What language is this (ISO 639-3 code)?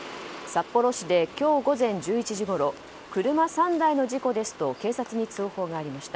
jpn